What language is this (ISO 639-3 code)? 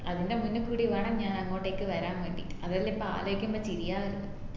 mal